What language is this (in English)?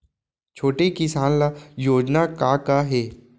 Chhattisgarhi